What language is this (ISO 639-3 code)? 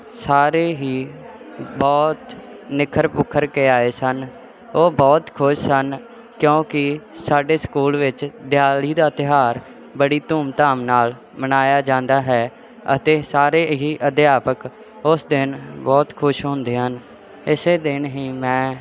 pan